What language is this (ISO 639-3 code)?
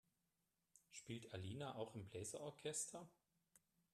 deu